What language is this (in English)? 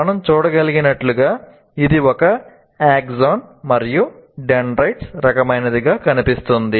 Telugu